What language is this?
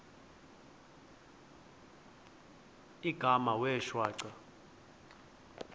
Xhosa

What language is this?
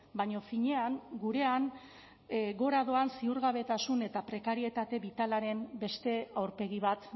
Basque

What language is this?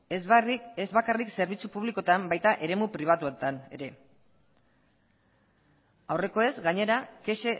Basque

